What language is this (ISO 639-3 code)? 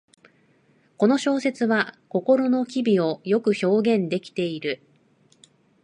jpn